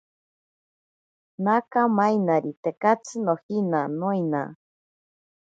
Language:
Ashéninka Perené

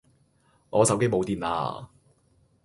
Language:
Cantonese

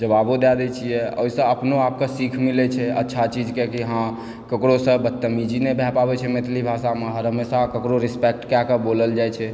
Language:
Maithili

